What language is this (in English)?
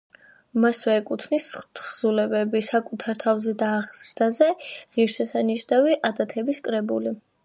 Georgian